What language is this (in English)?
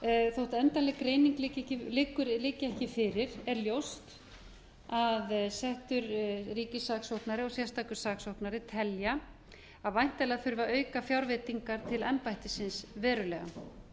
Icelandic